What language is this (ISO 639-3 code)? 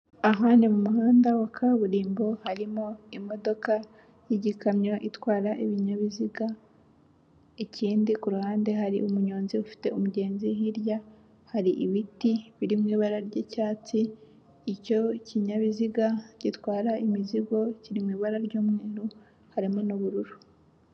kin